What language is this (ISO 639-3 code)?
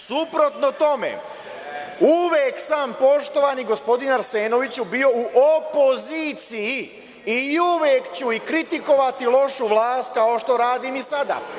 srp